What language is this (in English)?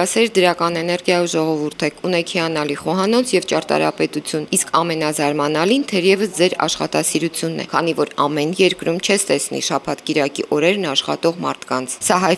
Romanian